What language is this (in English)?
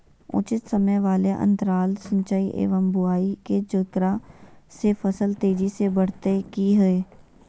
Magahi